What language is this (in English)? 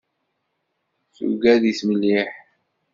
Kabyle